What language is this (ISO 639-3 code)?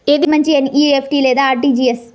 tel